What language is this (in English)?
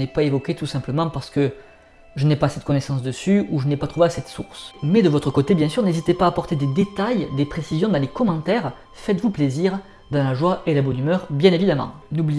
French